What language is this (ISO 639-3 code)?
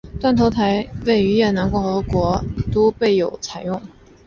zho